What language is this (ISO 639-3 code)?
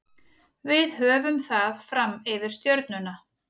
isl